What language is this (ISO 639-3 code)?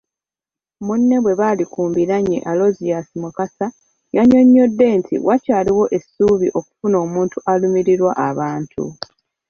lug